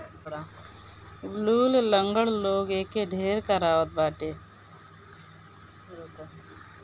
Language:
Bhojpuri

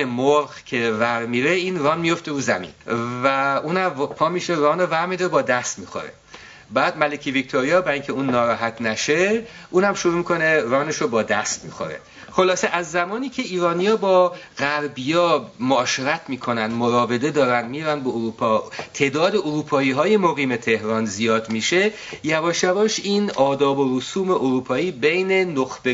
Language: Persian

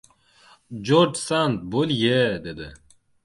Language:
Uzbek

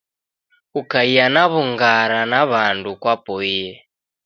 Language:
Taita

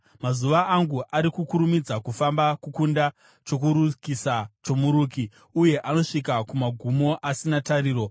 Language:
Shona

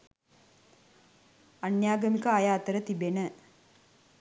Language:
Sinhala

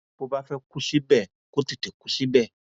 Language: Yoruba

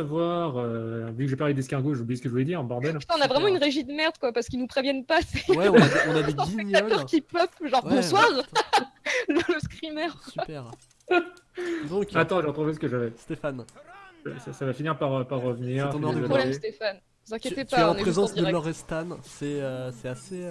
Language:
French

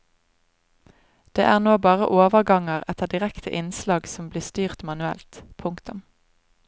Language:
Norwegian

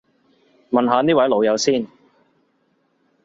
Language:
Cantonese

